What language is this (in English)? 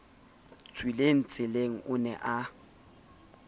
Southern Sotho